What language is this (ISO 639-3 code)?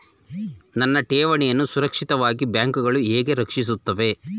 kan